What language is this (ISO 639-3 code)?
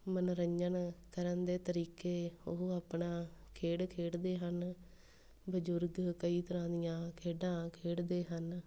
pan